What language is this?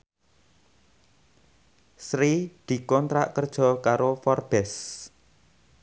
Javanese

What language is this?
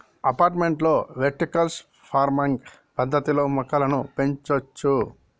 Telugu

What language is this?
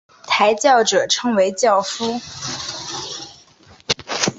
Chinese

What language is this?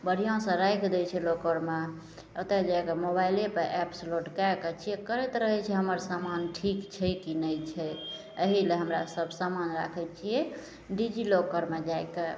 Maithili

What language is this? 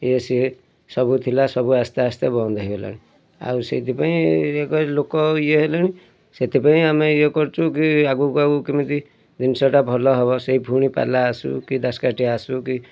Odia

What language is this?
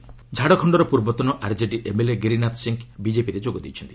Odia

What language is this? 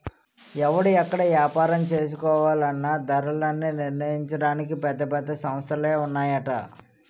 Telugu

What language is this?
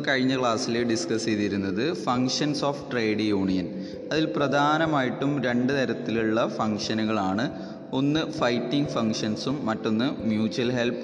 Malayalam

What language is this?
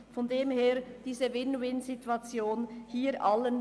Swiss German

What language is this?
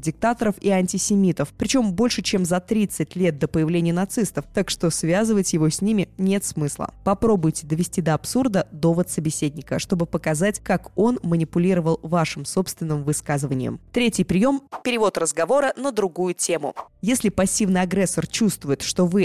Russian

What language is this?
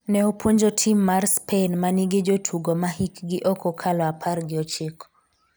Luo (Kenya and Tanzania)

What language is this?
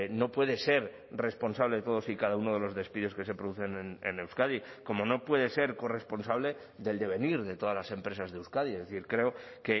Spanish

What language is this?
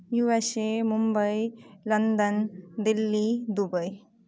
Maithili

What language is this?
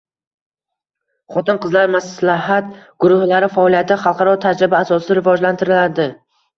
Uzbek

